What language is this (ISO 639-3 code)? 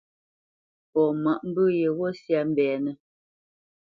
bce